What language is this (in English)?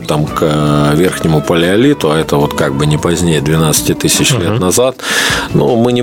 Russian